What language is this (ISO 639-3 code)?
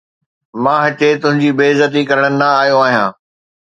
snd